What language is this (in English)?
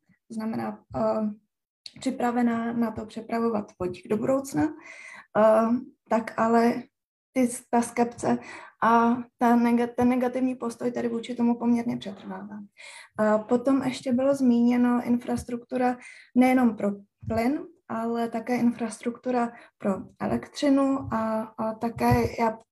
Czech